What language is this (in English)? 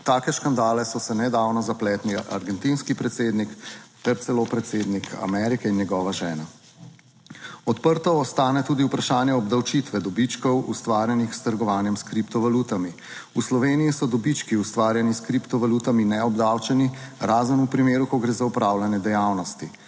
Slovenian